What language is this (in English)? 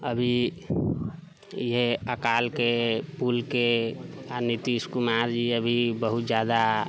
Maithili